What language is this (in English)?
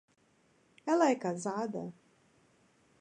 Portuguese